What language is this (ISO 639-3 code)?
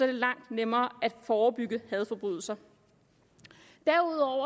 dan